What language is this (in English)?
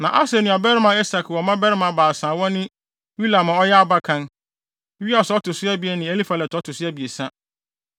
Akan